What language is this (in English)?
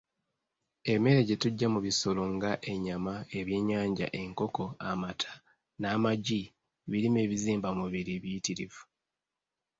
Ganda